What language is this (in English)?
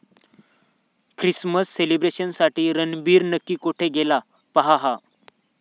Marathi